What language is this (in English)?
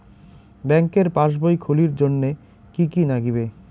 Bangla